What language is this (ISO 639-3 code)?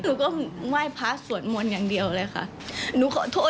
tha